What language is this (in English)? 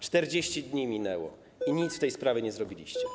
Polish